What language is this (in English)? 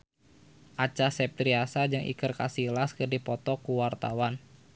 Sundanese